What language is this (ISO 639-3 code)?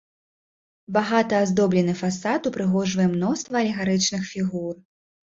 bel